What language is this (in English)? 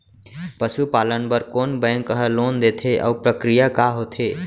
Chhattisgarhi